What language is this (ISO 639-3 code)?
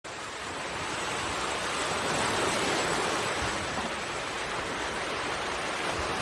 vie